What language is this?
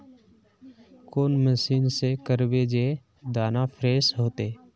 Magahi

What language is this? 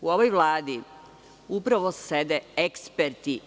Serbian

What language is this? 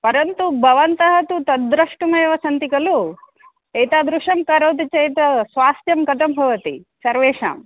Sanskrit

